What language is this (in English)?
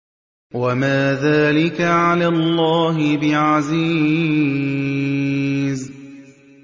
Arabic